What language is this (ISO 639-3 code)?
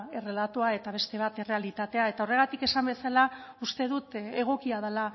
eus